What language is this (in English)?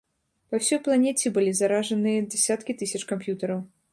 Belarusian